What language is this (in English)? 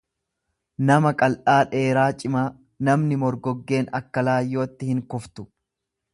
Oromo